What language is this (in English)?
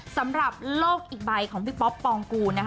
Thai